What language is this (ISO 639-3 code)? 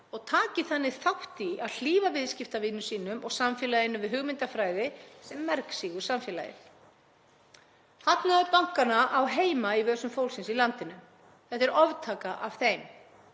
isl